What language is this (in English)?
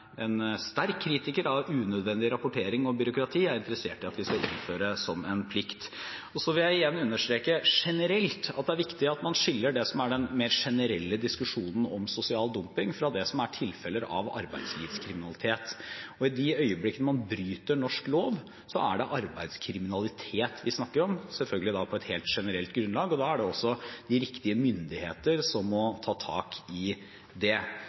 Norwegian Bokmål